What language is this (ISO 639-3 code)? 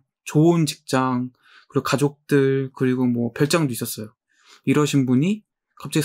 kor